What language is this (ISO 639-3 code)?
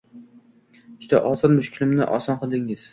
uzb